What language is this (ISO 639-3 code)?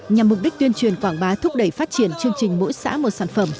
vie